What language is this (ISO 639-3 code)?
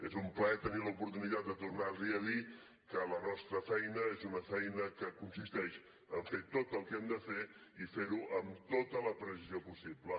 cat